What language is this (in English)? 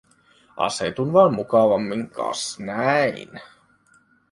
Finnish